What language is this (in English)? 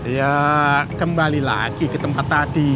Indonesian